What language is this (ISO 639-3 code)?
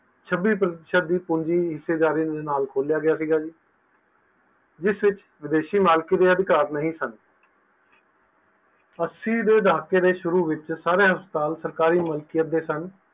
pan